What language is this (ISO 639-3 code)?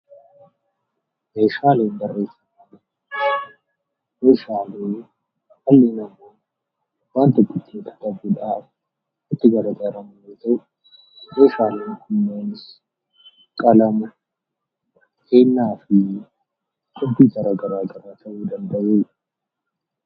orm